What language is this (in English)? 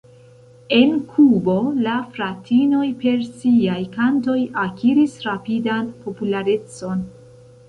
Esperanto